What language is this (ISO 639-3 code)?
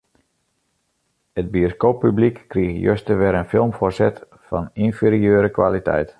fry